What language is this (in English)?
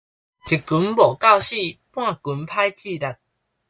Min Nan Chinese